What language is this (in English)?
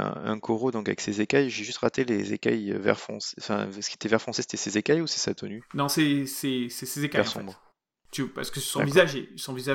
French